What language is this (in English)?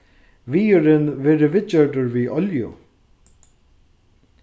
Faroese